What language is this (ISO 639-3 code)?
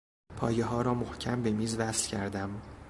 fas